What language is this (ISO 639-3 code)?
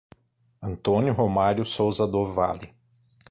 por